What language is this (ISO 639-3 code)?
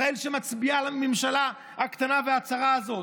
heb